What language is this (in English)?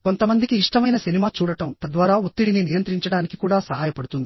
Telugu